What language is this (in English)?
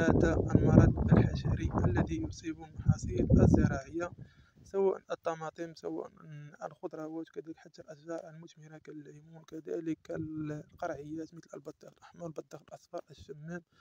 Arabic